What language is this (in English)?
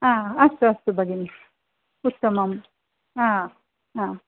Sanskrit